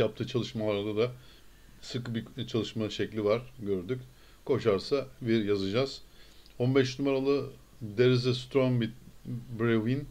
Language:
Turkish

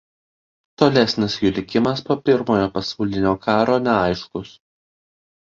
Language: Lithuanian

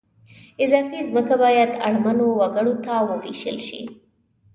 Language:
Pashto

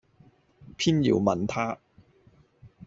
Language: Cantonese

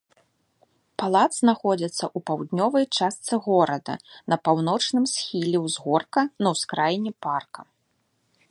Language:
Belarusian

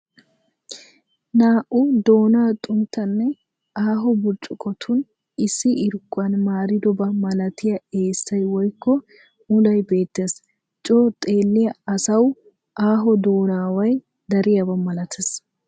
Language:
Wolaytta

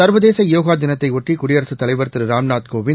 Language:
Tamil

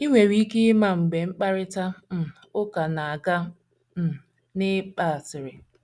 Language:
Igbo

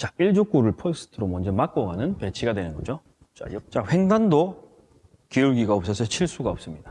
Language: Korean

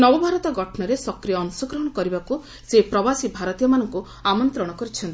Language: Odia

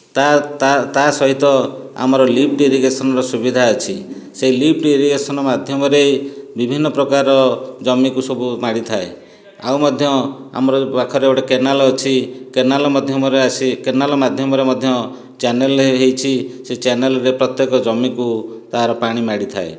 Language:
Odia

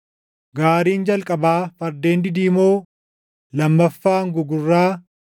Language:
Oromo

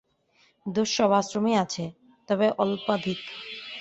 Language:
Bangla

